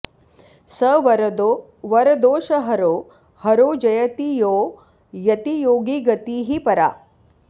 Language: Sanskrit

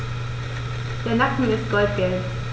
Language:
German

